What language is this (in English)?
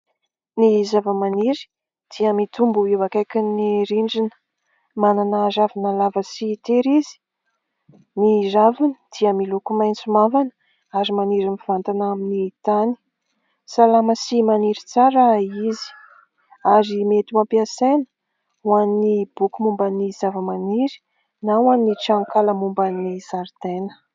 Malagasy